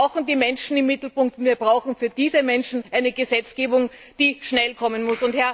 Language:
German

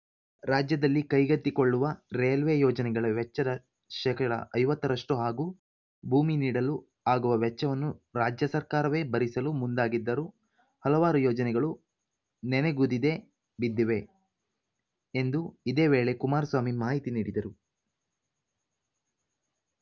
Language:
Kannada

